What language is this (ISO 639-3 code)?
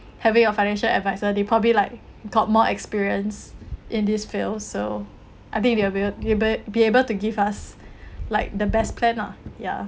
eng